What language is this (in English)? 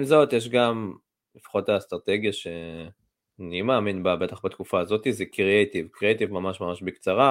Hebrew